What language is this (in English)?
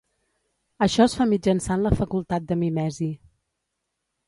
Catalan